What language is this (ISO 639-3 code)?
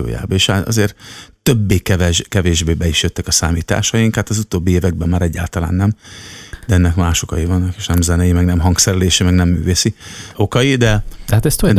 hun